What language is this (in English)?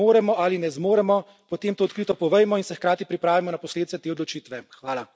Slovenian